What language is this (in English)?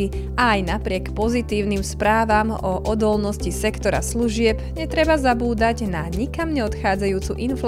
Slovak